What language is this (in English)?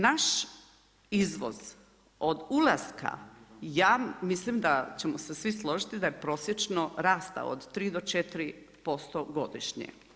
Croatian